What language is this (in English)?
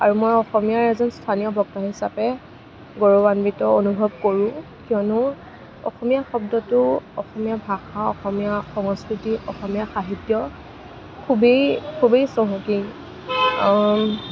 Assamese